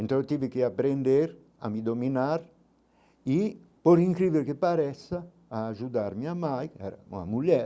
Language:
Portuguese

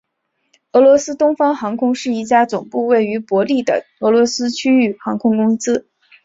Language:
Chinese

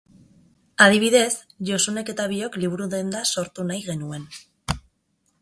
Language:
Basque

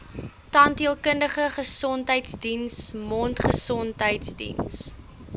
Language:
Afrikaans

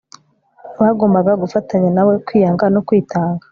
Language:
Kinyarwanda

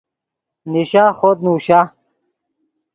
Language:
Yidgha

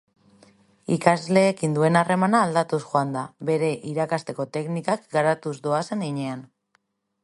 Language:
Basque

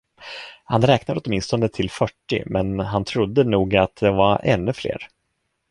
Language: Swedish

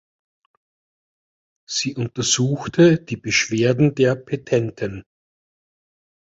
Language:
German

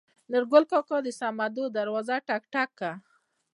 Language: Pashto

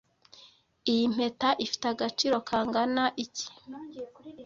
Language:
Kinyarwanda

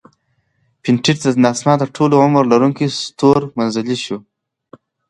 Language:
Pashto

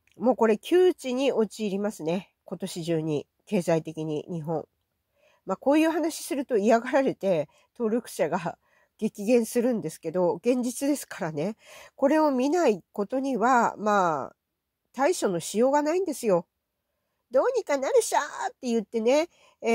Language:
Japanese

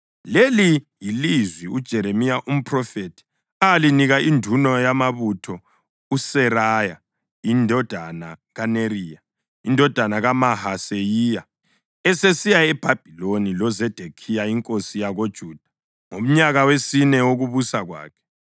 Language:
North Ndebele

